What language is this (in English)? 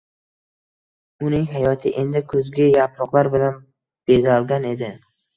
Uzbek